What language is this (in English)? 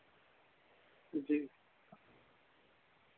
Dogri